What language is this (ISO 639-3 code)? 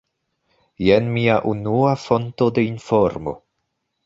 epo